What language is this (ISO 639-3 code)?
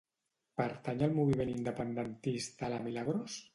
cat